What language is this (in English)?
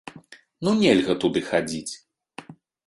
Belarusian